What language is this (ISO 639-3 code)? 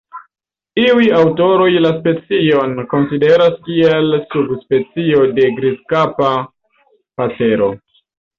epo